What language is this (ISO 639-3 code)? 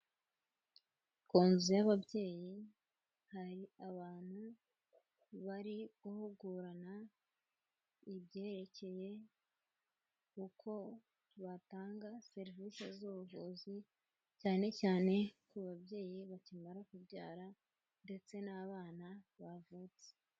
kin